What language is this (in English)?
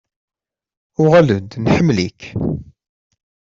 Kabyle